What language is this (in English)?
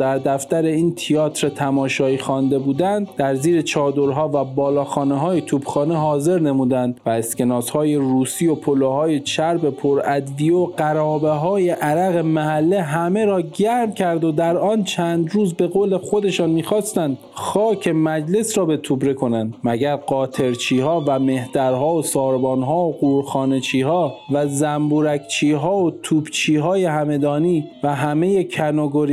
Persian